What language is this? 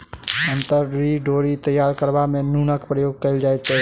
Maithili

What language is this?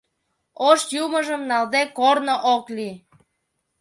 Mari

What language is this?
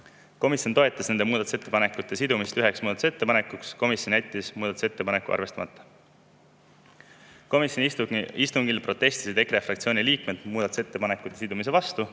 Estonian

